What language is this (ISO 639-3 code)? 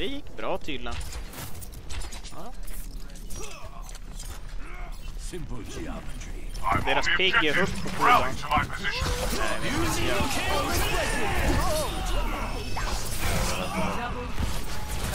swe